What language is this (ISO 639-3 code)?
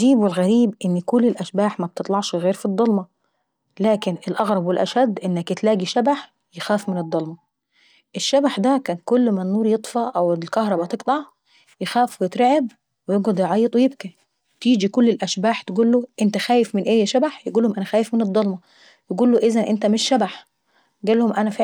aec